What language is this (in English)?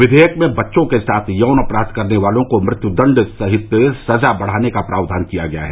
Hindi